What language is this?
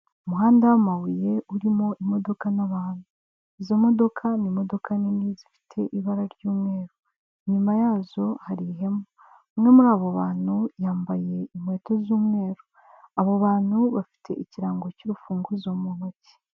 Kinyarwanda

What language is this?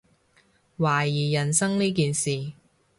Cantonese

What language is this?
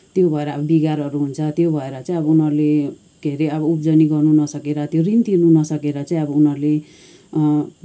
Nepali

